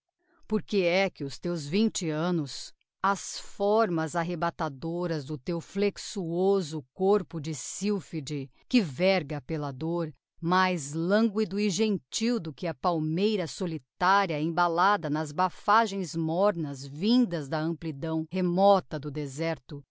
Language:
Portuguese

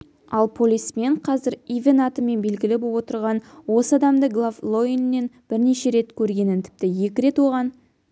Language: Kazakh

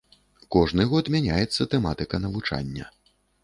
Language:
Belarusian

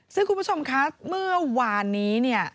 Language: Thai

